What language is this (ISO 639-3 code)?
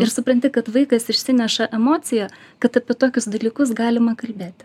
lit